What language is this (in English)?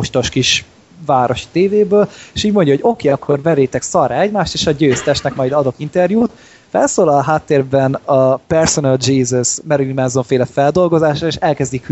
Hungarian